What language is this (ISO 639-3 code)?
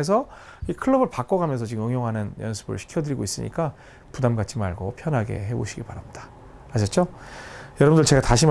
kor